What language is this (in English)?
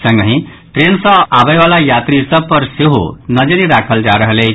Maithili